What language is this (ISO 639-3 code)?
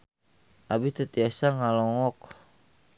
sun